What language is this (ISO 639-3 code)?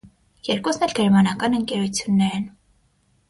hye